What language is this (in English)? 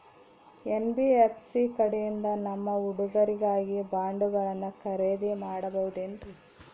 Kannada